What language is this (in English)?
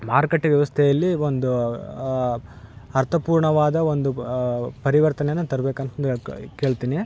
Kannada